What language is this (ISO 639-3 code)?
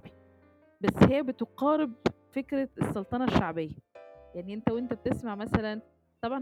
ara